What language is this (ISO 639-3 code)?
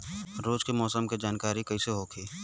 bho